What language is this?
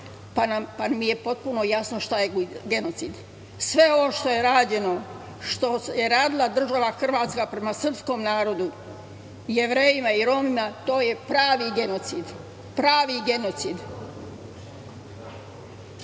Serbian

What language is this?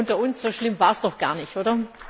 German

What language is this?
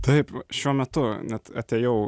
Lithuanian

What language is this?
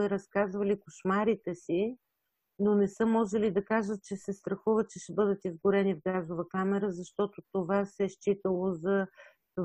Bulgarian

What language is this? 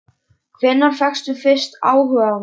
Icelandic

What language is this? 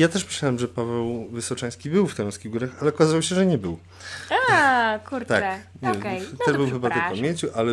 Polish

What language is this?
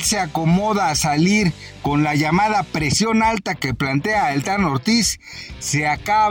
Spanish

